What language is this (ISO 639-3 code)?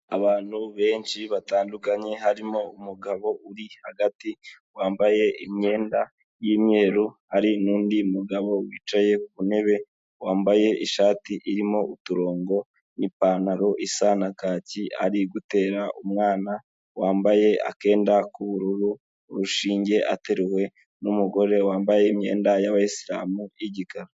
kin